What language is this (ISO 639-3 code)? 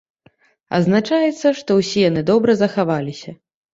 bel